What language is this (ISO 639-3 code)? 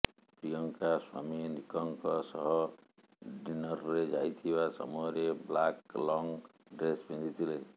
ori